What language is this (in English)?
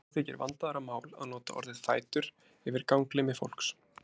Icelandic